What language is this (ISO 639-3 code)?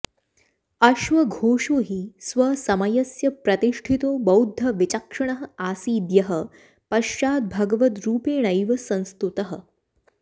san